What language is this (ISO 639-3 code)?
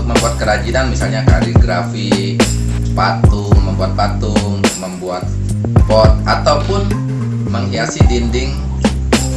ind